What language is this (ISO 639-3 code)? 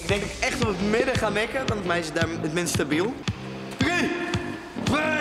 nld